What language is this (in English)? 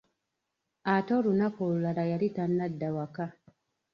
Ganda